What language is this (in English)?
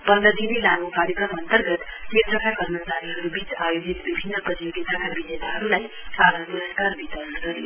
Nepali